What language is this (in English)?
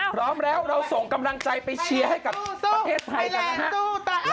Thai